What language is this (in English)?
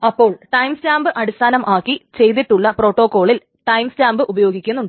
Malayalam